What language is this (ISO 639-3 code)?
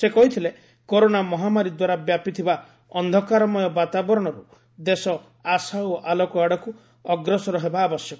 ori